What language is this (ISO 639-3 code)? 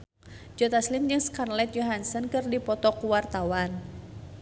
sun